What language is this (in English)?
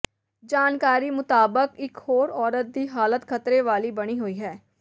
Punjabi